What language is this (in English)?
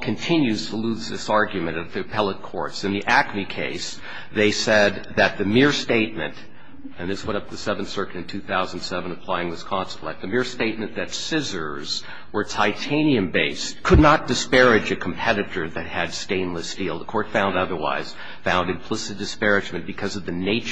English